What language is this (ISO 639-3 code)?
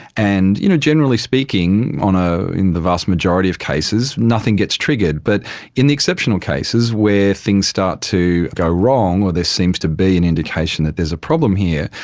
eng